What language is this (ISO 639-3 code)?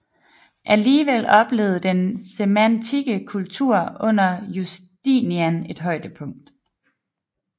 dan